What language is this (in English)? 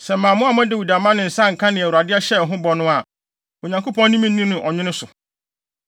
Akan